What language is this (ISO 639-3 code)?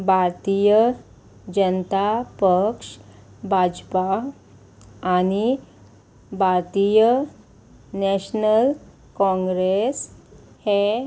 kok